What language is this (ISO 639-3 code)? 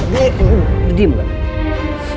ind